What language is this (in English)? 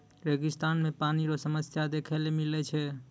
Maithili